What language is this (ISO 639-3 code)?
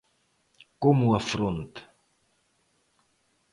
glg